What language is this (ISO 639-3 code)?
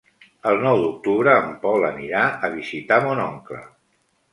cat